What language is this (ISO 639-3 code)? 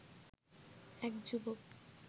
ben